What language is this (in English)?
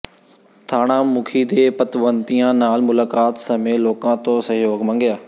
Punjabi